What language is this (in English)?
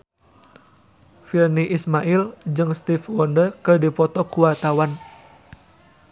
Sundanese